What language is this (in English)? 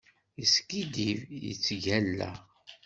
Kabyle